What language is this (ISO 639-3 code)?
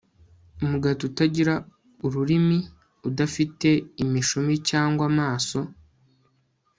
kin